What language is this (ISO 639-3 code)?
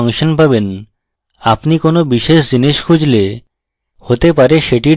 ben